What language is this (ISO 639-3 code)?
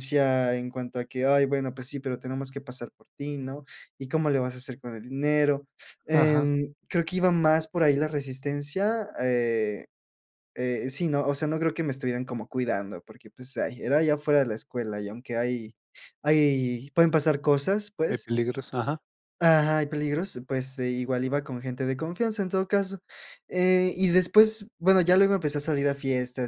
spa